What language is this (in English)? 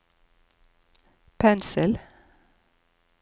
Norwegian